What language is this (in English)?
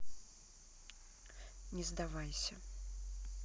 Russian